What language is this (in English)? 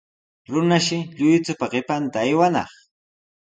Sihuas Ancash Quechua